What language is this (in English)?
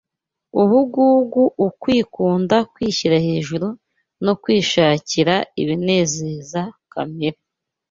Kinyarwanda